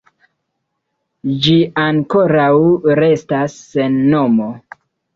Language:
Esperanto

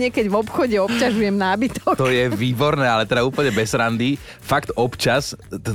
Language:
Slovak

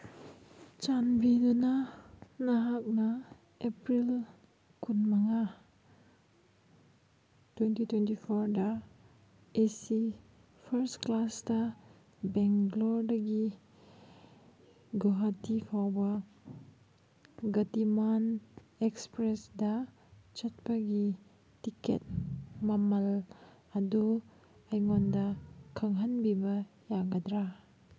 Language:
Manipuri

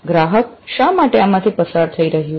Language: Gujarati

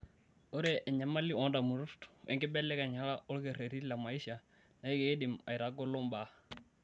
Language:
Masai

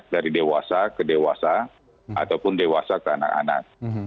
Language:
Indonesian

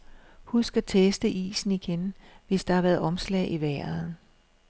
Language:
Danish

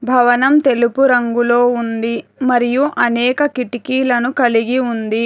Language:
Telugu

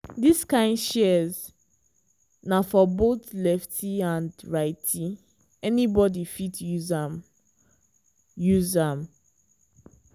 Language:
Nigerian Pidgin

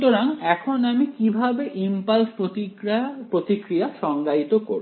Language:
Bangla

